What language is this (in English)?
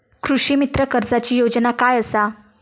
Marathi